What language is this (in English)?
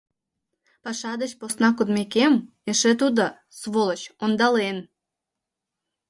Mari